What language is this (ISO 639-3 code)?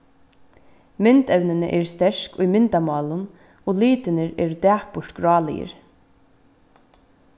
fao